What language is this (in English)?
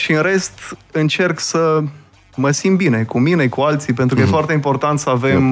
Romanian